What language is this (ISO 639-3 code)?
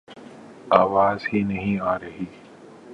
urd